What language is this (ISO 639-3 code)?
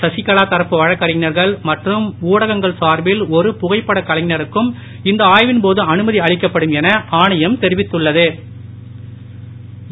tam